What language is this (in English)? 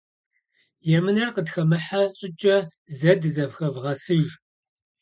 Kabardian